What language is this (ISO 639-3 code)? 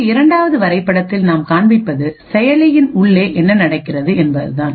tam